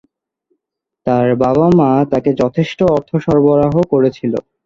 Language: Bangla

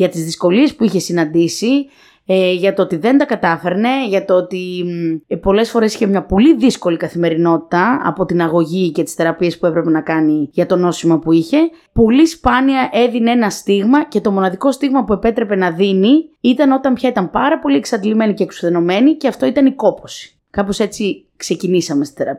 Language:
Greek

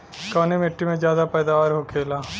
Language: Bhojpuri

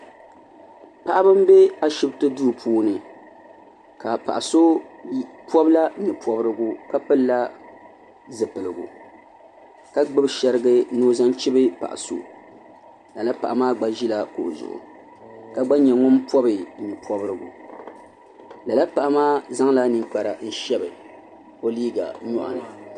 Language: Dagbani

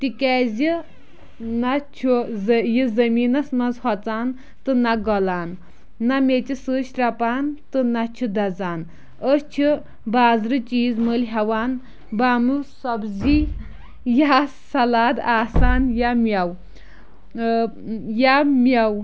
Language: Kashmiri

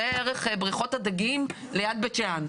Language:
Hebrew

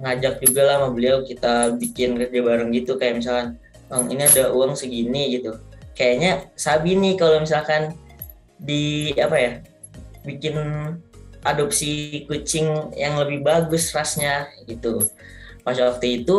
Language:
Indonesian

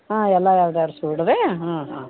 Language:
Kannada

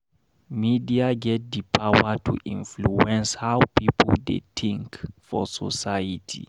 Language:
Nigerian Pidgin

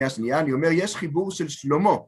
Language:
Hebrew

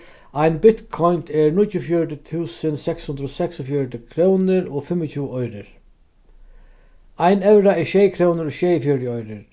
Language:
Faroese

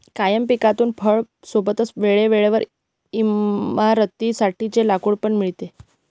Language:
Marathi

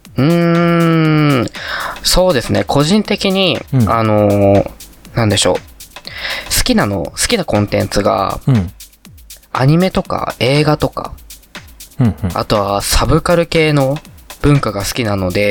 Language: Japanese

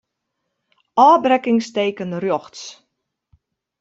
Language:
Western Frisian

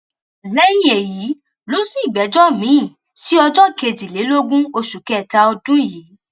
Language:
Yoruba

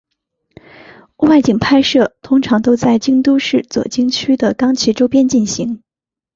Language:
Chinese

